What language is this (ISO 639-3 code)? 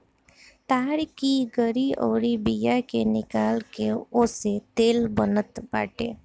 bho